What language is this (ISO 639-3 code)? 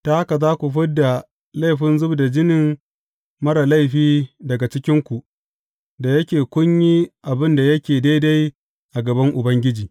hau